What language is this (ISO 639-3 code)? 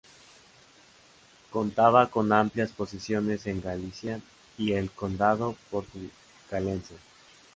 spa